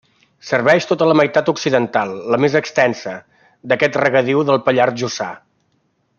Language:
Catalan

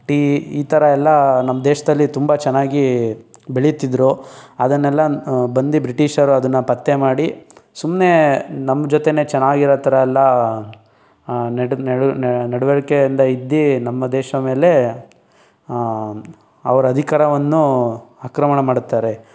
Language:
Kannada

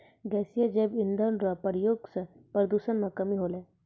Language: Maithili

